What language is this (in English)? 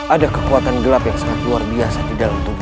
Indonesian